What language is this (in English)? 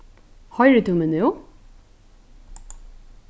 Faroese